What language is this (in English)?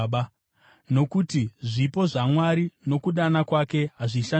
Shona